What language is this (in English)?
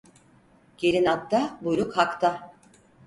Turkish